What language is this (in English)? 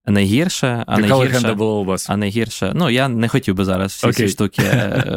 Ukrainian